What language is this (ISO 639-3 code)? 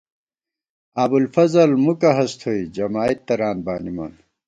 gwt